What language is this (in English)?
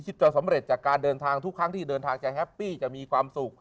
Thai